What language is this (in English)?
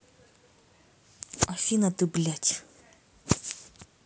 Russian